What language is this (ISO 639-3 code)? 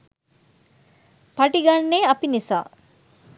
sin